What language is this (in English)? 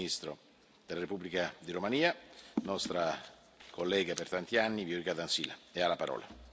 Italian